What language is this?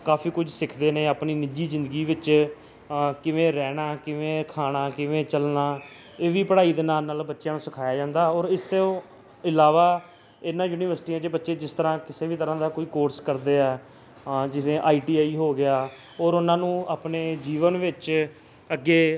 Punjabi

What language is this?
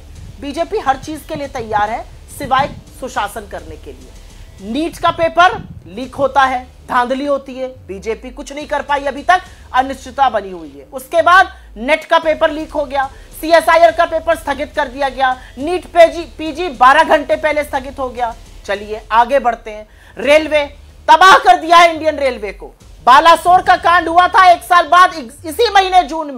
Hindi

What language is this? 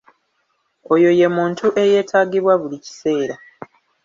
Ganda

